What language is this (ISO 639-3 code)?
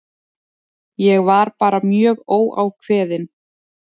isl